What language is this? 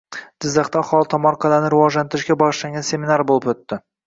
Uzbek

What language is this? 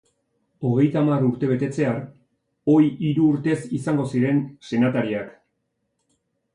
Basque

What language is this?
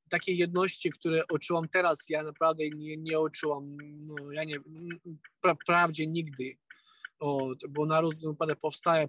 Polish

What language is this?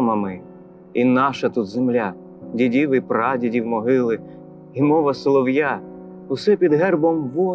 Ukrainian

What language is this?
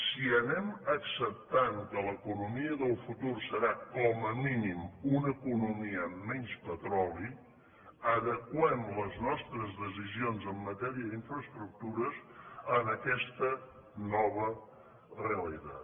Catalan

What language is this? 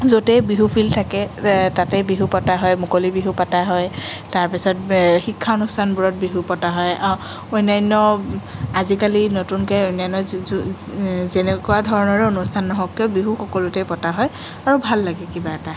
Assamese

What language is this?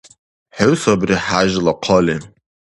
Dargwa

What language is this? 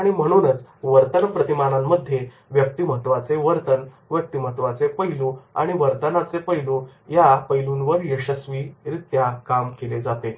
Marathi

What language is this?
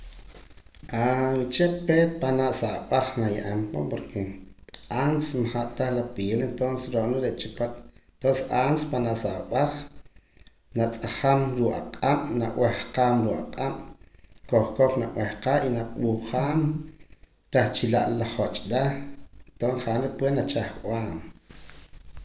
Poqomam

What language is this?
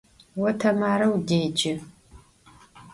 Adyghe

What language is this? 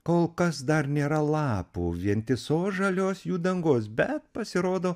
Lithuanian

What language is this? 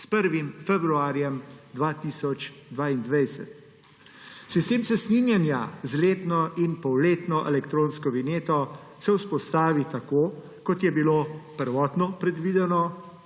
Slovenian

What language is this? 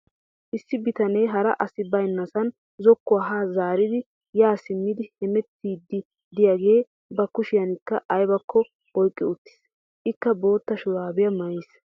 Wolaytta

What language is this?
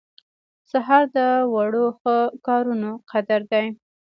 Pashto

